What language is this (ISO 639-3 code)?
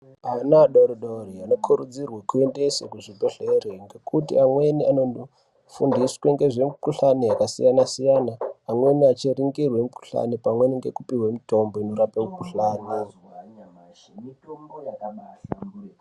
ndc